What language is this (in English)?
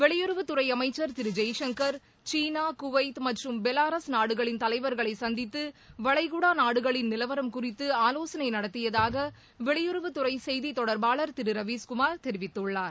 Tamil